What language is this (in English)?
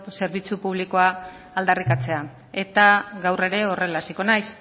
Basque